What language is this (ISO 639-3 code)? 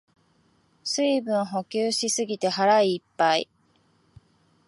jpn